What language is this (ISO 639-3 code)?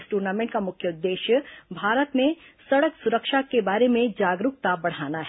hin